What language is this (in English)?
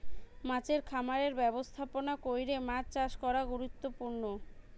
Bangla